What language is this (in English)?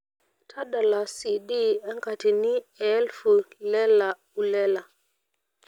Masai